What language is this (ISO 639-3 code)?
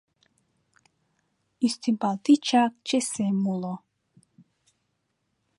chm